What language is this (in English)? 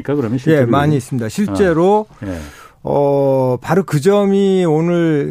Korean